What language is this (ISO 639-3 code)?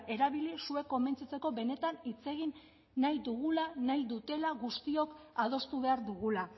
eus